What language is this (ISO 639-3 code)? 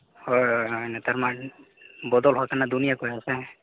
sat